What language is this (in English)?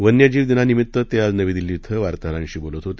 Marathi